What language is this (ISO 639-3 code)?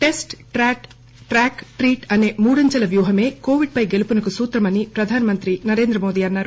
tel